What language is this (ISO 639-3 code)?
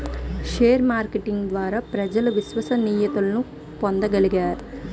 tel